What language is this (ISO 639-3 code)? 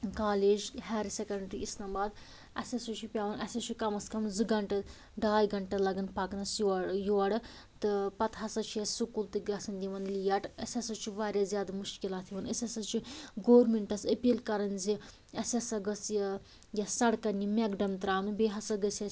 kas